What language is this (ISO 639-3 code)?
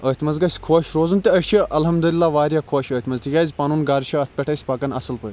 kas